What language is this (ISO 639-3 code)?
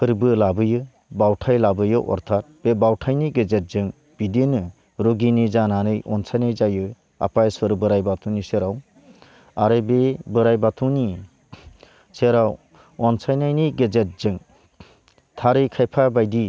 brx